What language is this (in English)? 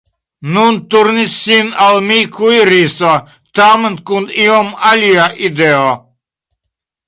Esperanto